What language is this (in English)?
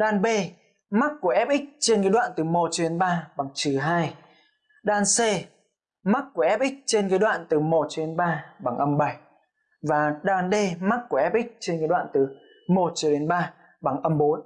Vietnamese